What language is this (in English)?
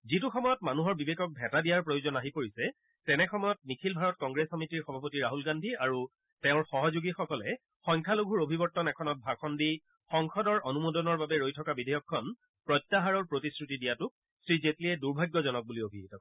Assamese